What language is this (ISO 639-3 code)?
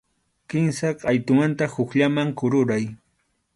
qxu